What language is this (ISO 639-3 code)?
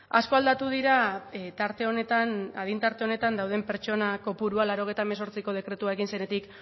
eus